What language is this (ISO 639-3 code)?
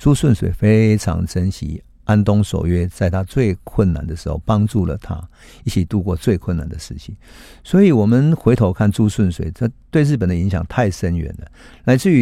zho